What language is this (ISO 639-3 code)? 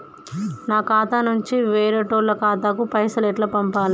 tel